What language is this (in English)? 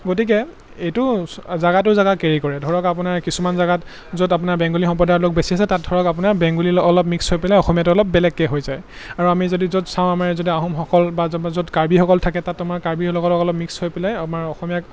Assamese